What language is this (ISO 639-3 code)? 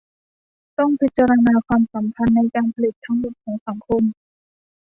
tha